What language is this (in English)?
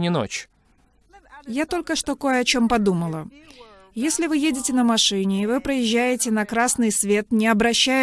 Russian